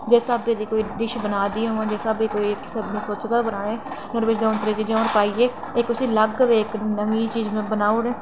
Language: Dogri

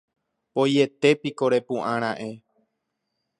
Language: Guarani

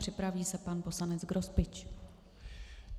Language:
Czech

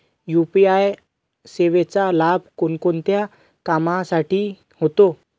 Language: Marathi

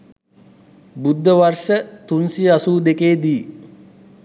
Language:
Sinhala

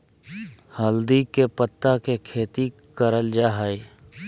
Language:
Magahi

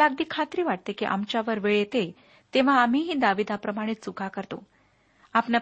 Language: Marathi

